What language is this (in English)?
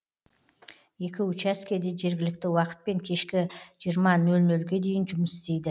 Kazakh